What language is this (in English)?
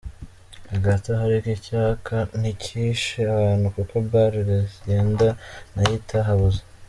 Kinyarwanda